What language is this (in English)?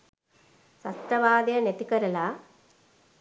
Sinhala